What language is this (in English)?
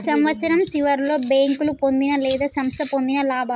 Telugu